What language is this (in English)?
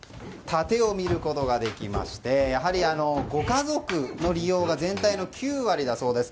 Japanese